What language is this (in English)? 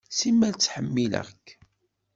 Kabyle